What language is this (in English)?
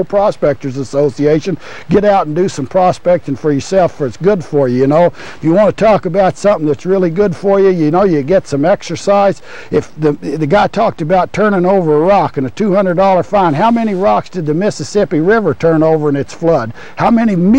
English